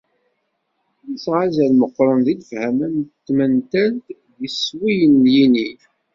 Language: Kabyle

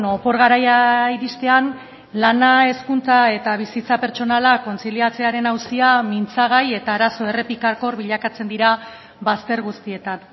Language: Basque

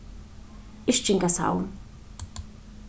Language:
Faroese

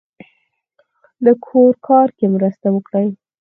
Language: Pashto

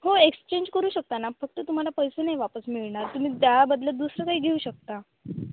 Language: Marathi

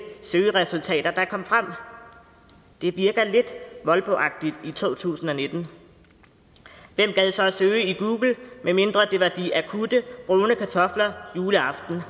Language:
Danish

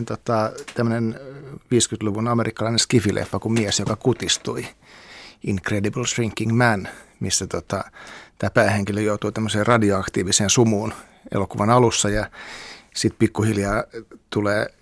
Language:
Finnish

